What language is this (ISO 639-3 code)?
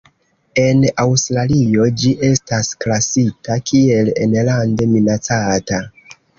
epo